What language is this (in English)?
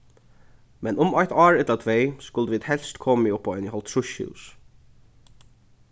Faroese